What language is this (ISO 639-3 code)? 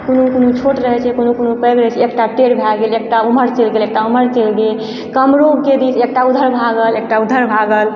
mai